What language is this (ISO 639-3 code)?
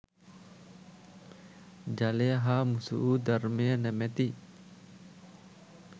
sin